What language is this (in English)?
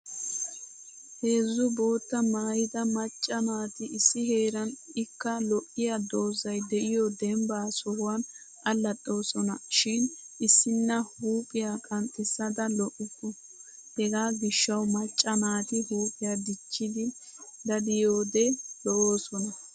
Wolaytta